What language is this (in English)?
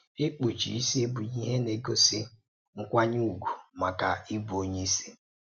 Igbo